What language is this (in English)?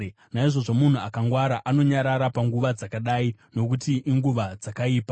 Shona